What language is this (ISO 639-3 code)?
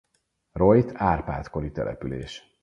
hun